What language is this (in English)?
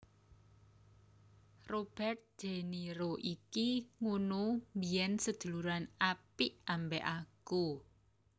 Javanese